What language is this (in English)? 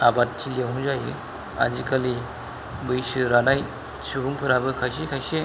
Bodo